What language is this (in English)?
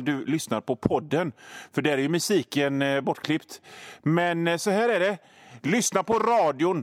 Swedish